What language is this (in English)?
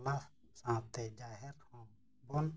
Santali